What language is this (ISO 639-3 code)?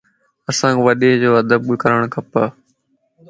lss